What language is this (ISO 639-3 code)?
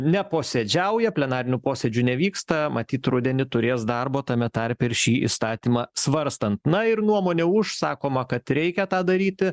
lit